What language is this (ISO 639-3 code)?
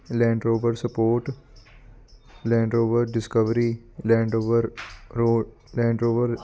pan